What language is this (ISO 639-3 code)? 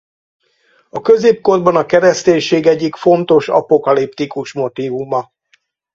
hun